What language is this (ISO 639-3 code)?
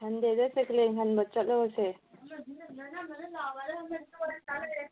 mni